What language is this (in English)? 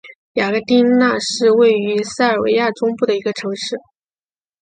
Chinese